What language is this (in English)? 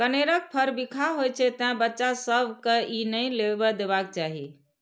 Maithili